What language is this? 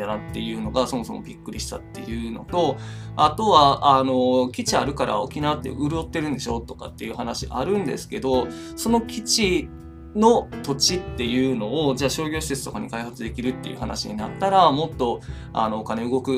Japanese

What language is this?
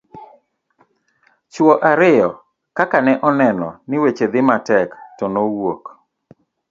Luo (Kenya and Tanzania)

